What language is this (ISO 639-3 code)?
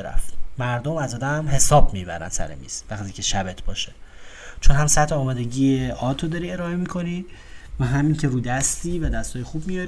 fas